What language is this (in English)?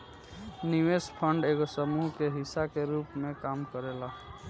Bhojpuri